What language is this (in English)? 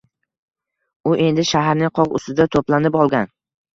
Uzbek